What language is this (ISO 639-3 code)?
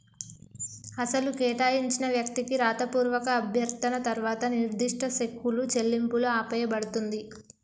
tel